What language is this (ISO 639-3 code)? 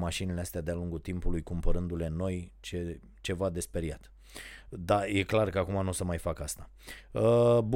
ron